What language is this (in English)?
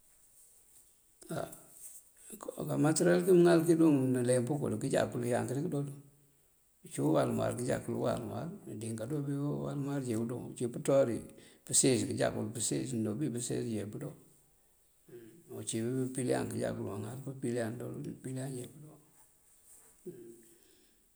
Mandjak